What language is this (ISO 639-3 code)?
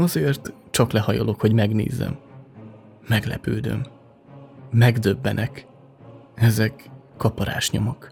hun